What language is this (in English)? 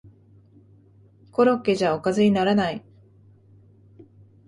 Japanese